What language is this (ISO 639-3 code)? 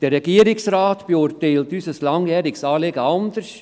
gsw